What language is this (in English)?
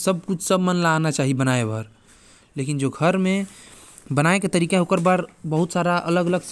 Korwa